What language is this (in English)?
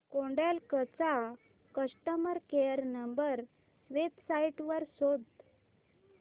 Marathi